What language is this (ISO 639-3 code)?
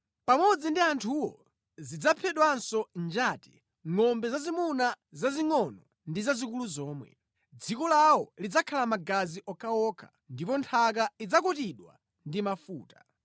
nya